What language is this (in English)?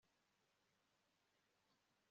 Kinyarwanda